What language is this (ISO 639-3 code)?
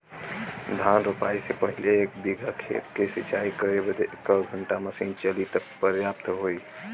bho